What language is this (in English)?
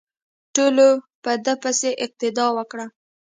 Pashto